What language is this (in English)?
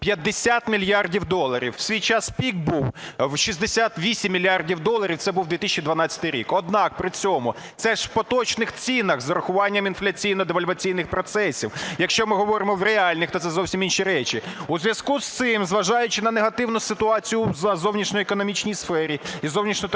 Ukrainian